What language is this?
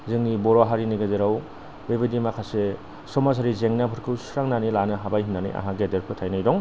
Bodo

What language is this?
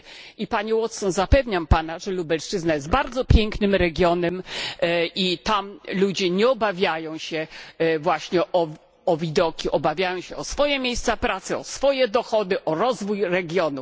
Polish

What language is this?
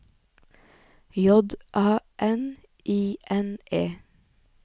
Norwegian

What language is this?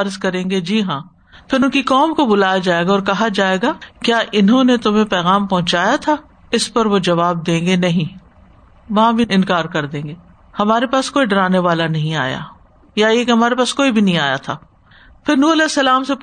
Urdu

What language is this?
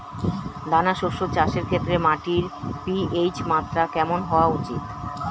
Bangla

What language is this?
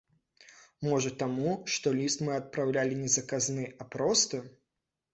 Belarusian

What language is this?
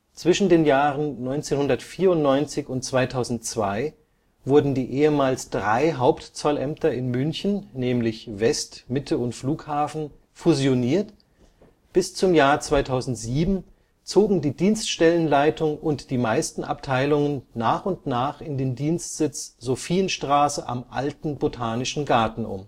German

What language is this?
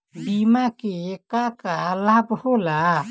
Bhojpuri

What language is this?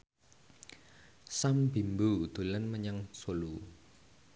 Javanese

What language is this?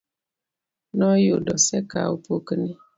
Luo (Kenya and Tanzania)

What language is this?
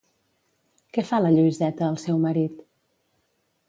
Catalan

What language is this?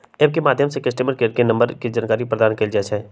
Magahi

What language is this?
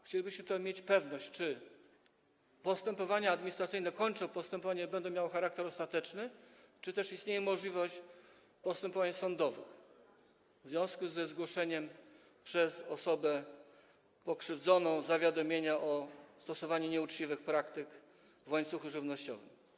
Polish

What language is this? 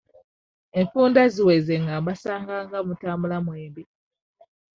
Ganda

